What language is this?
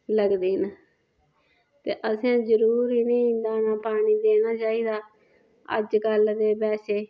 Dogri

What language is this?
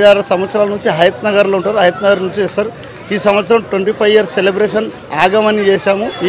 Telugu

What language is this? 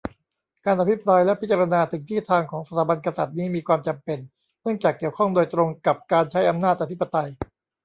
Thai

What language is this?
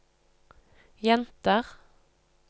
Norwegian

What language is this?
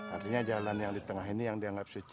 Indonesian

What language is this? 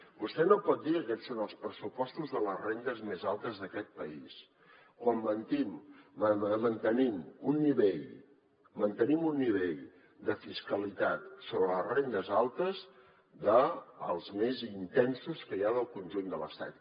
Catalan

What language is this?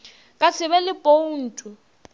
Northern Sotho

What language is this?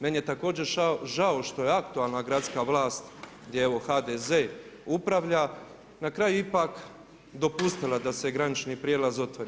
Croatian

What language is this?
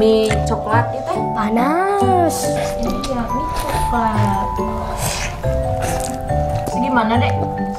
Indonesian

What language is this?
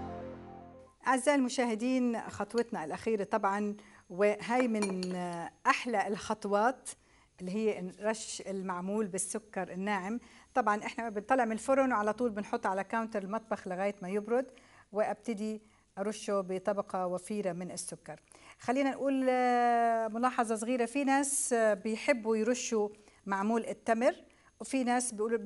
Arabic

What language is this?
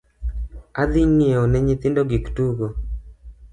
Luo (Kenya and Tanzania)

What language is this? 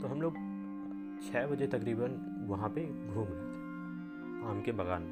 Hindi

